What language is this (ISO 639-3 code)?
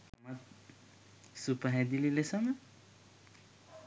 sin